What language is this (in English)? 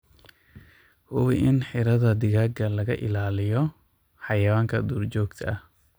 Somali